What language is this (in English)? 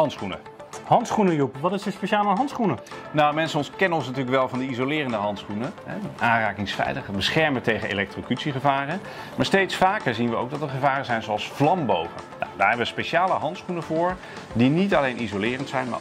Dutch